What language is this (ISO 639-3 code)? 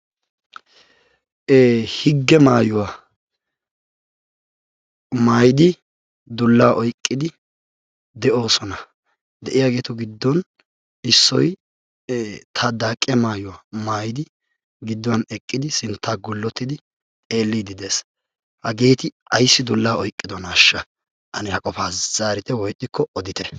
wal